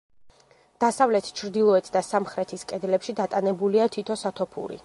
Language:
Georgian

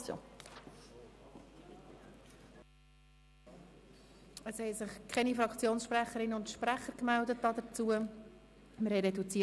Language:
Swiss German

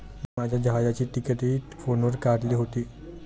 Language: Marathi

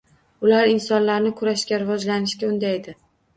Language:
Uzbek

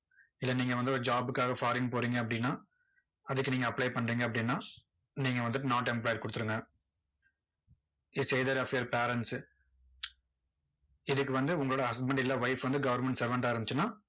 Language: Tamil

